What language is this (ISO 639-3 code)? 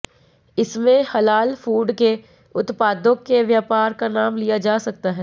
hin